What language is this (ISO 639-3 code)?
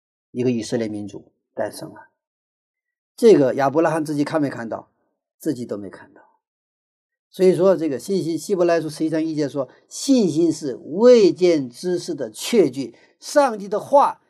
zho